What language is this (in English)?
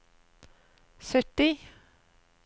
Norwegian